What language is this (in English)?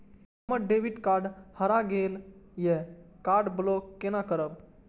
Maithili